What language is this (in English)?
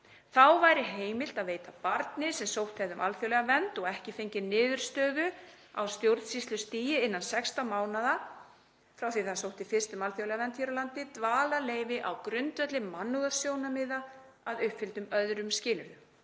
Icelandic